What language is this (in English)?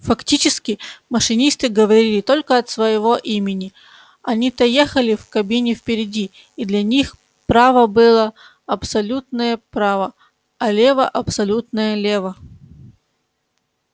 Russian